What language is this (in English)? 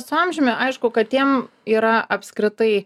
Lithuanian